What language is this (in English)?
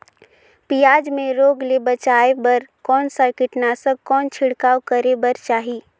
Chhattisgarhi